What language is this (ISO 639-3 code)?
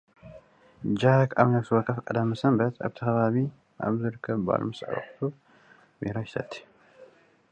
tir